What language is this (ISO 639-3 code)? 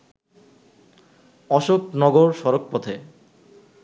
ben